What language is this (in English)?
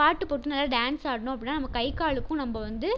Tamil